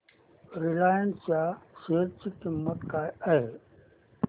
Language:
Marathi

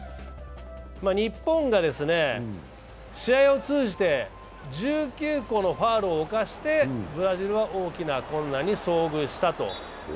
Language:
Japanese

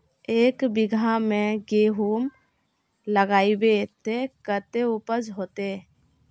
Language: Magahi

